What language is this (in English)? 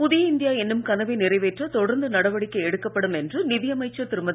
Tamil